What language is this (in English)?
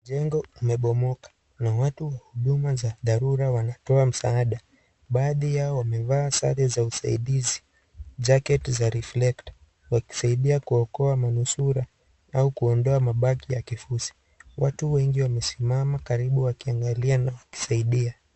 Swahili